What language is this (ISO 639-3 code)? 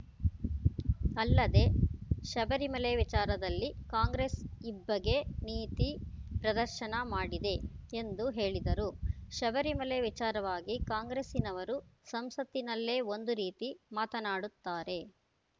kan